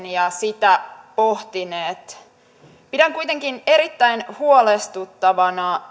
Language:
Finnish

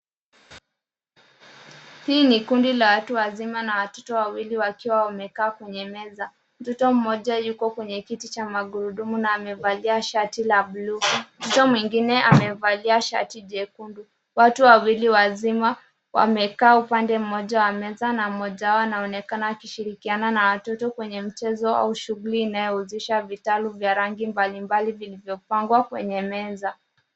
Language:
Swahili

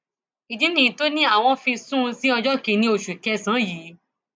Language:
Yoruba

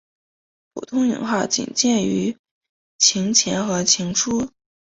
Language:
Chinese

